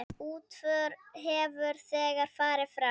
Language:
Icelandic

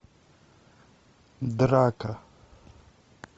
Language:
Russian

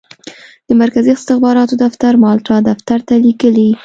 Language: Pashto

